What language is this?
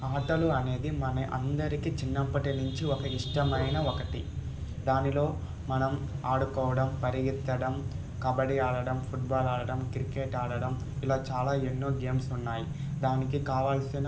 Telugu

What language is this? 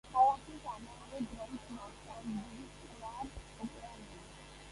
Georgian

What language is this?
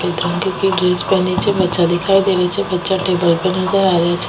Rajasthani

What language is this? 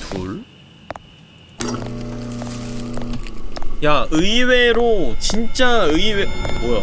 Korean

